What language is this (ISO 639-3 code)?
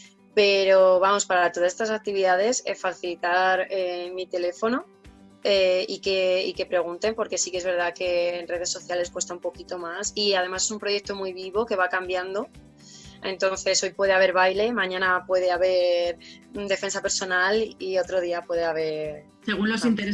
spa